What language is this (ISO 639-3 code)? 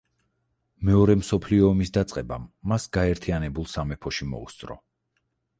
kat